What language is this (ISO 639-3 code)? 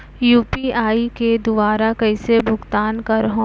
hne